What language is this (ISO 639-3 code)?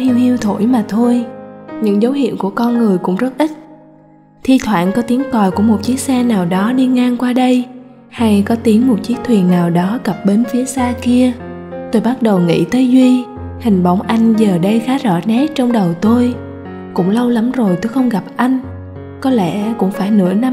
vie